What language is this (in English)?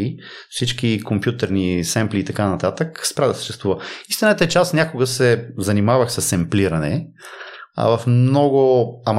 Bulgarian